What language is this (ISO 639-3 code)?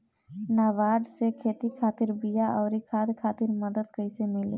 bho